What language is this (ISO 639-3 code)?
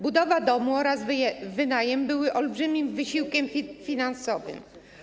pol